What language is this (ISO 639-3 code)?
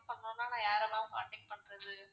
tam